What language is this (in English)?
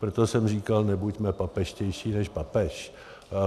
Czech